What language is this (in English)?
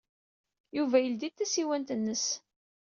Kabyle